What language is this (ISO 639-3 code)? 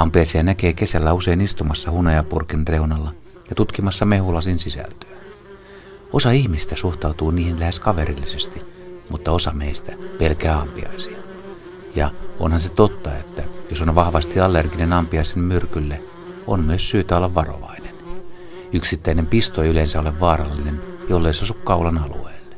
fin